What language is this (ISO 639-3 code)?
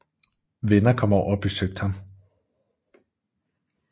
dan